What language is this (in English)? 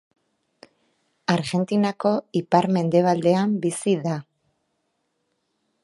Basque